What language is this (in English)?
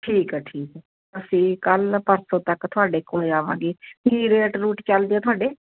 Punjabi